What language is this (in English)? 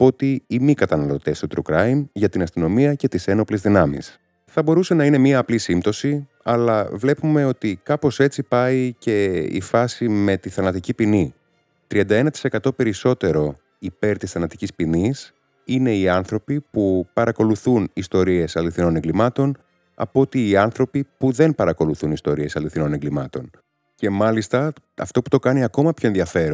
Greek